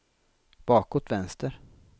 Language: Swedish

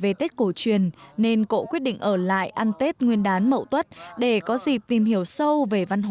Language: Vietnamese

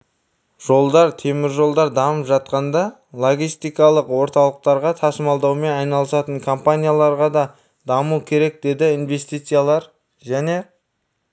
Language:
Kazakh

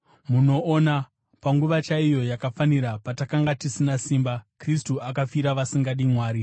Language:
Shona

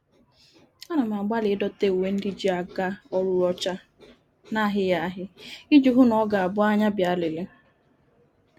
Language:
Igbo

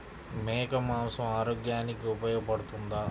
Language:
Telugu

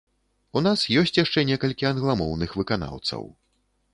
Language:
Belarusian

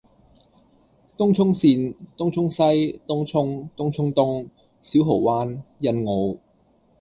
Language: Cantonese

